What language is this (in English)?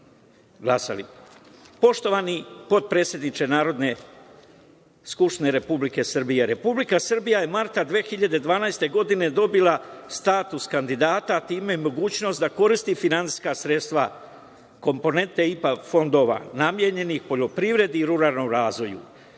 Serbian